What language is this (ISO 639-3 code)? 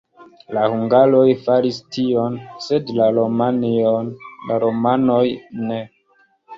epo